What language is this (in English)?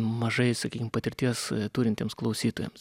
Lithuanian